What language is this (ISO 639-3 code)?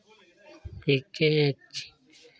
hin